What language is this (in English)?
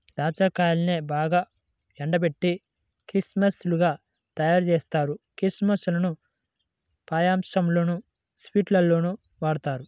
Telugu